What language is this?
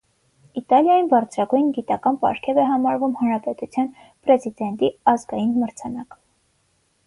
Armenian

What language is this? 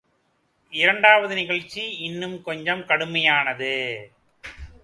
Tamil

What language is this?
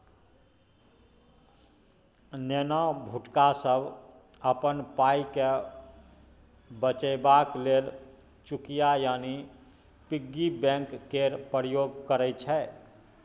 Maithili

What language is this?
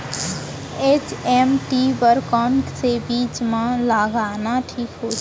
Chhattisgarhi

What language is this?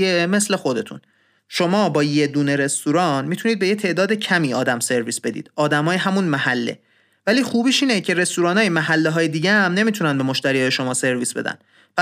Persian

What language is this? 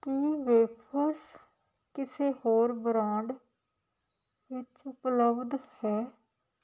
Punjabi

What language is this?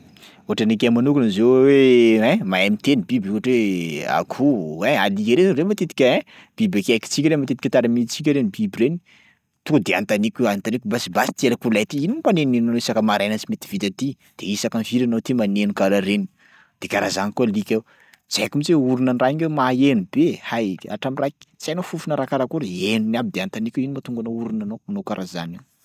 Sakalava Malagasy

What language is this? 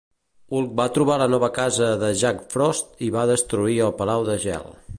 Catalan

